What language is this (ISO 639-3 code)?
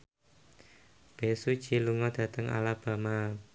jav